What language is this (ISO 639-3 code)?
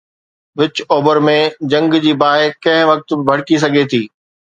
snd